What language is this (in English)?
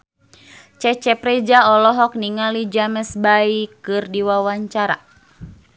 Sundanese